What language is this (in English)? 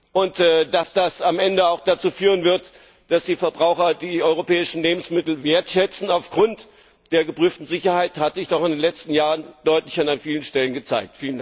German